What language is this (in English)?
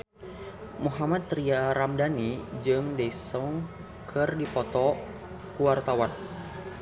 Sundanese